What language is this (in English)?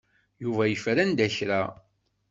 Kabyle